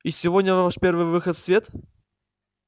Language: Russian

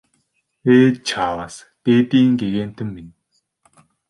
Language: Mongolian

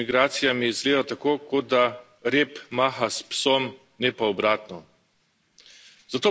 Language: Slovenian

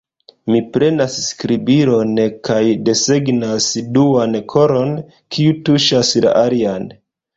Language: Esperanto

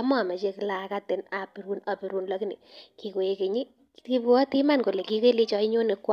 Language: Kalenjin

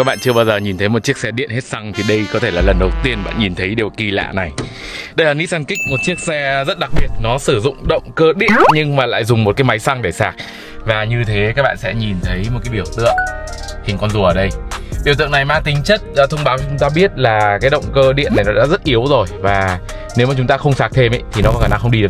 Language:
Vietnamese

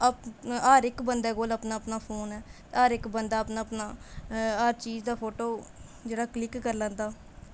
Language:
Dogri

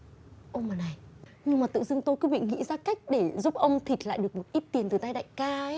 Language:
Vietnamese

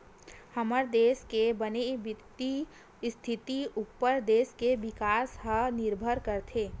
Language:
Chhattisgarhi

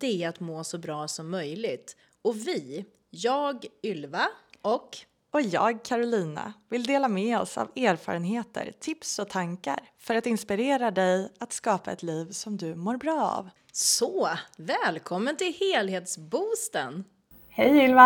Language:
Swedish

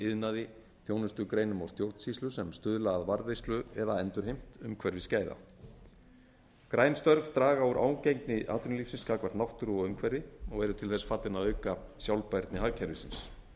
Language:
Icelandic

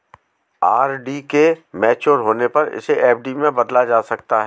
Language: Hindi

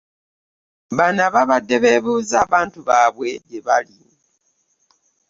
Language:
Ganda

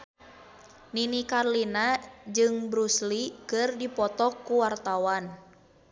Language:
Sundanese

